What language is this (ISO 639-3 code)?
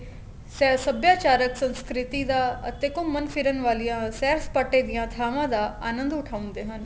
pan